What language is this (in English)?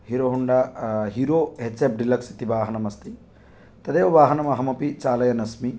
Sanskrit